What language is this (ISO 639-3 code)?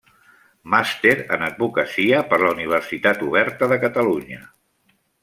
cat